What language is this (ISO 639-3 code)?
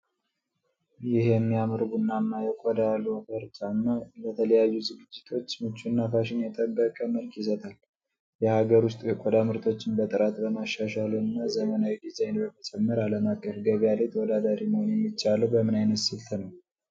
amh